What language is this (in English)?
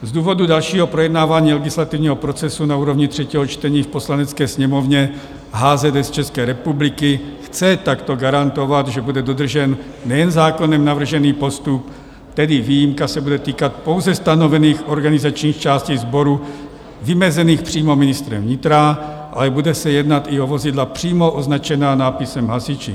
Czech